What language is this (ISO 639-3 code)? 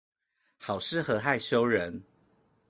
zho